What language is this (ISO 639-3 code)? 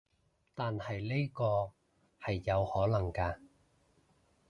yue